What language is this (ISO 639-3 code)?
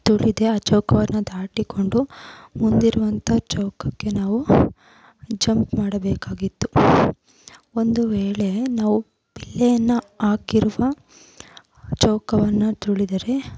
kan